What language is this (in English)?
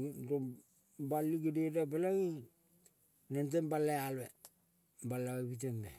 Kol (Papua New Guinea)